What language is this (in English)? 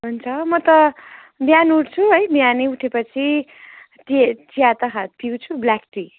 Nepali